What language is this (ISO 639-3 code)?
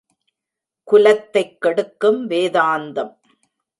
tam